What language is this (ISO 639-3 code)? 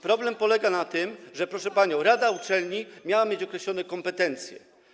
pol